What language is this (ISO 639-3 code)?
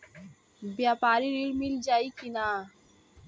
bho